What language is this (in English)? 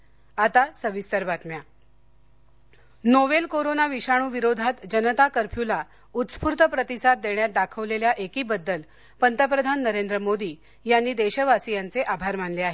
Marathi